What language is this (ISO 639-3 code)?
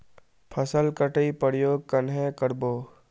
mag